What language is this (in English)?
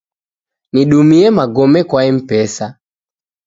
Taita